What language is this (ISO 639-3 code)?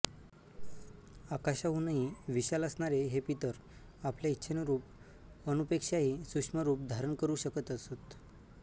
mar